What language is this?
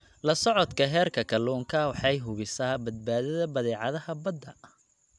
Somali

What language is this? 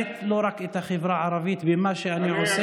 Hebrew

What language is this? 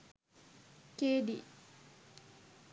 Sinhala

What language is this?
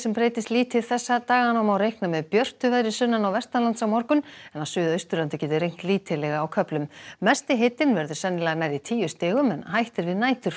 Icelandic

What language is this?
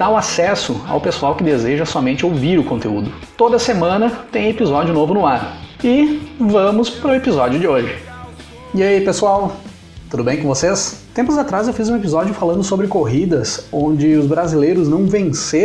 Portuguese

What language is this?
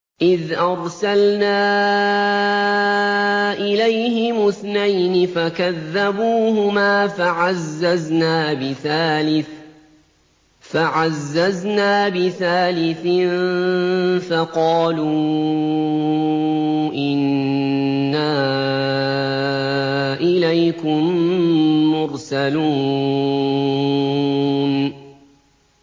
Arabic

